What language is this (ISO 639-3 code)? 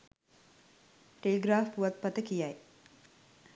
sin